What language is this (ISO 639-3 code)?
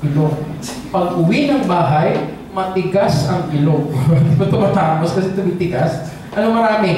fil